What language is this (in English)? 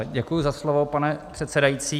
Czech